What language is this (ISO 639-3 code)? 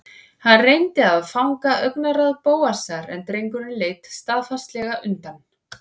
isl